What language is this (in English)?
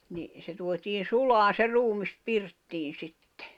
Finnish